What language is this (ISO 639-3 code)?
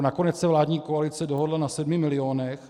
ces